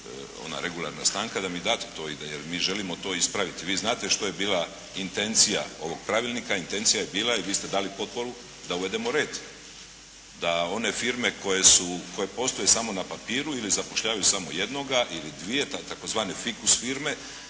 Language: Croatian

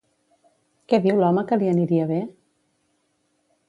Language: Catalan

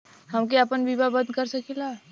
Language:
Bhojpuri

